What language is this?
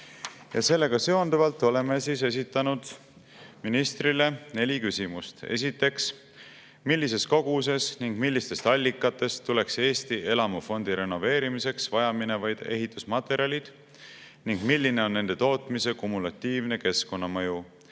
Estonian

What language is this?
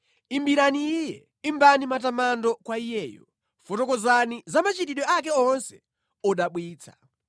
Nyanja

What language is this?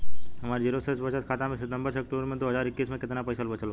Bhojpuri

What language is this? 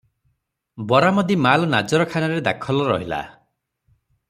Odia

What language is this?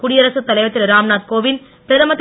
Tamil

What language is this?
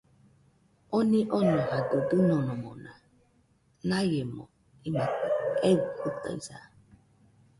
Nüpode Huitoto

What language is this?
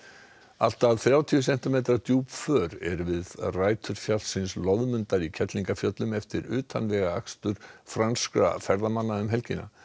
Icelandic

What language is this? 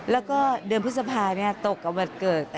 Thai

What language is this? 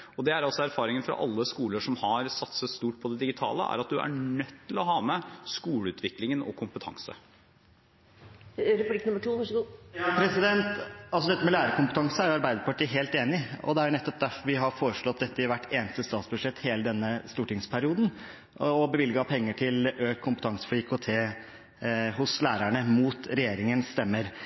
Norwegian Bokmål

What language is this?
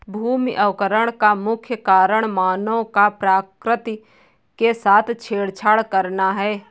Hindi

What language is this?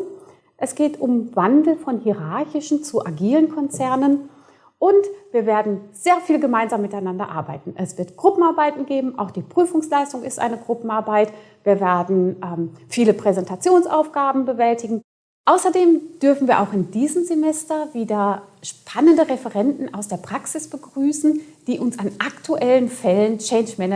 German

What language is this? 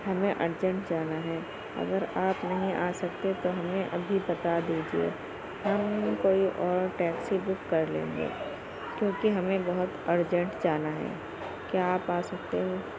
Urdu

